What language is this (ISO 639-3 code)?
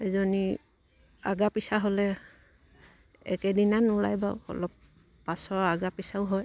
asm